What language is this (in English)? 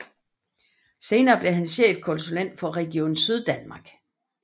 Danish